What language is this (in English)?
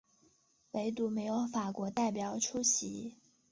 Chinese